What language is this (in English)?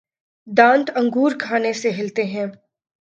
Urdu